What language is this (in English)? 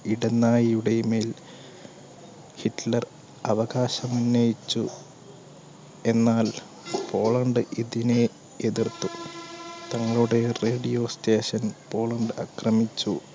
Malayalam